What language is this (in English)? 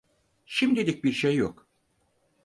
Turkish